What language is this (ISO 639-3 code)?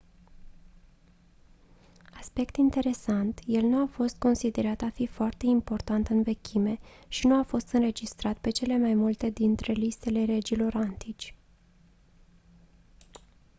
ron